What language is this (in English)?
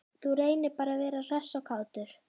Icelandic